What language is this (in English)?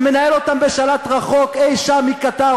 Hebrew